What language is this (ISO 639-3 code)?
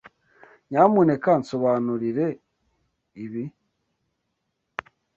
kin